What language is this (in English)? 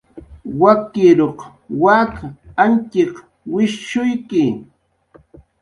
Jaqaru